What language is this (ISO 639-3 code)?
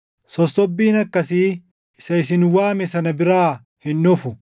orm